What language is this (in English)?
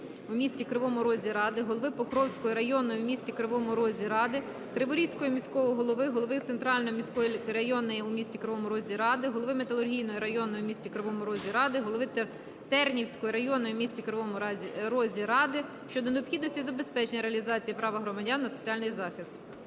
Ukrainian